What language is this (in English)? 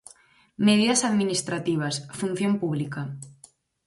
Galician